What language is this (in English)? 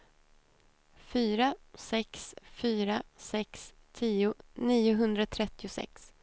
Swedish